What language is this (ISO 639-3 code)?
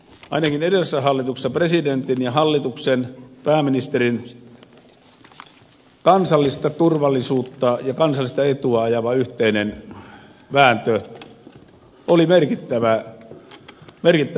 fin